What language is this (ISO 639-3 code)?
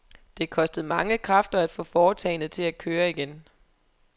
dan